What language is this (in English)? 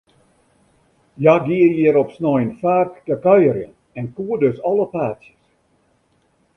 Western Frisian